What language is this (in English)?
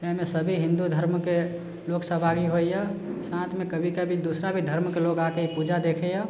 Maithili